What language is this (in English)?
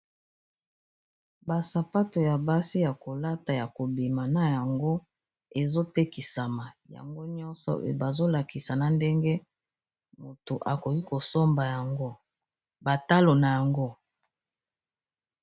Lingala